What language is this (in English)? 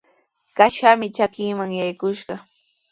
Sihuas Ancash Quechua